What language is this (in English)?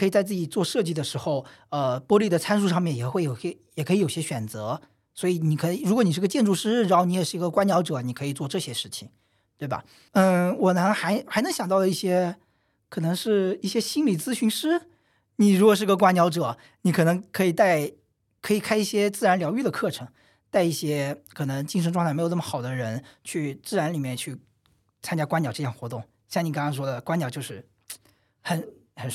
Chinese